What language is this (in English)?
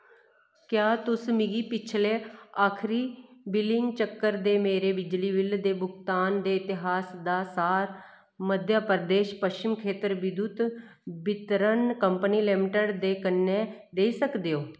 Dogri